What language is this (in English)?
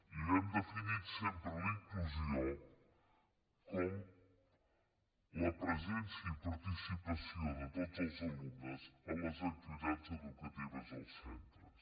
Catalan